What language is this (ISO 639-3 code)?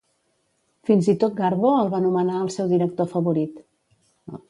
cat